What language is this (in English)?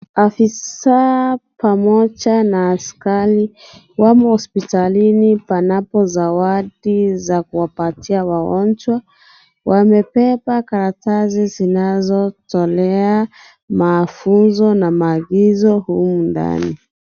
Swahili